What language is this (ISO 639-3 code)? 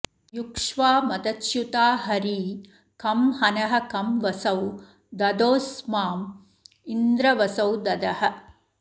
san